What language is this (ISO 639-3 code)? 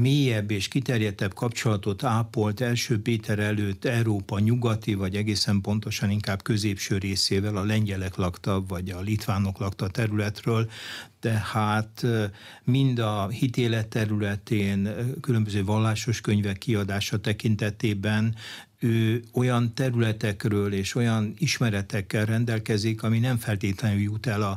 hun